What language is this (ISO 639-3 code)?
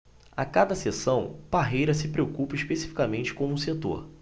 por